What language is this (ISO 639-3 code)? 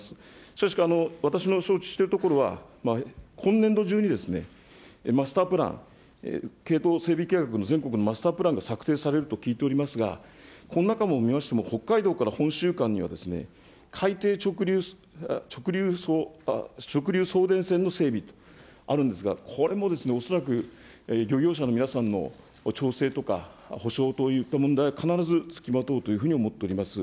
jpn